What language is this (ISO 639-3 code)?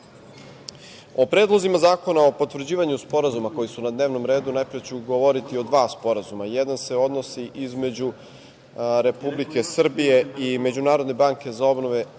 srp